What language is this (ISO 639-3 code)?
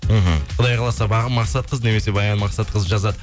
kaz